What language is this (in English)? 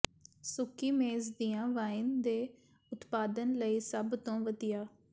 Punjabi